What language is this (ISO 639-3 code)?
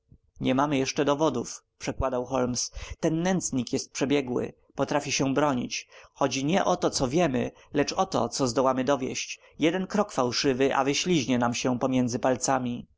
pol